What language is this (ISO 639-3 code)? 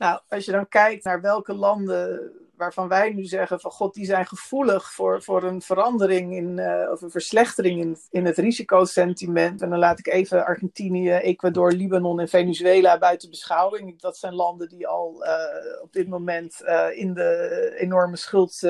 nld